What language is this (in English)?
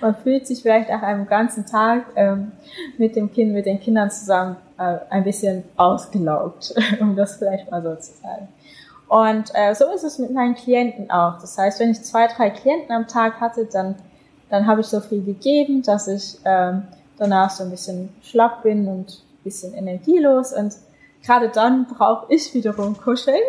German